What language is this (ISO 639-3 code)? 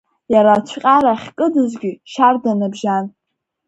abk